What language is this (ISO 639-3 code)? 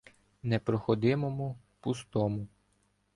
ukr